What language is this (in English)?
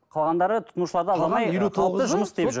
Kazakh